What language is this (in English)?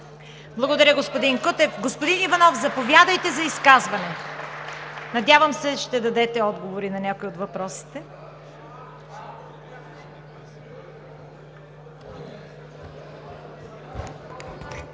Bulgarian